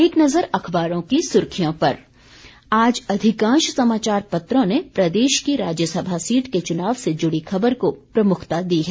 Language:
Hindi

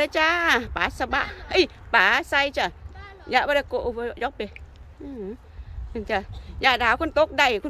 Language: Thai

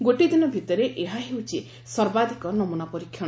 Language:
Odia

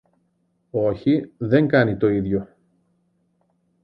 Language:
Greek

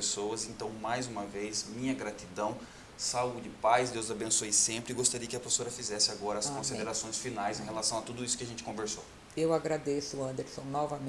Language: Portuguese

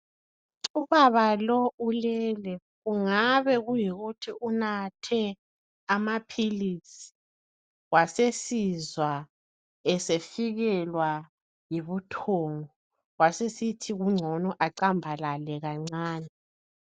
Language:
North Ndebele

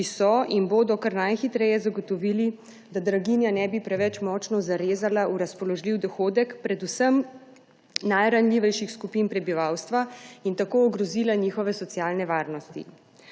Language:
Slovenian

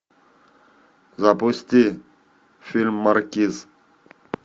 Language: Russian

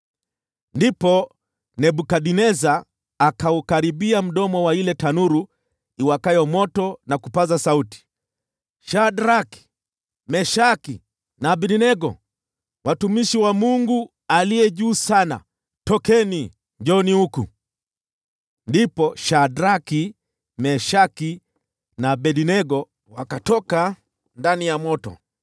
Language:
Swahili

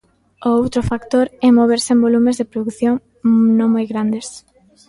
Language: Galician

